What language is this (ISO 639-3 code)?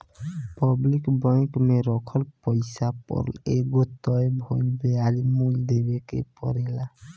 bho